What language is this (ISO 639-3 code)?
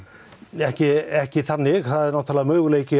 isl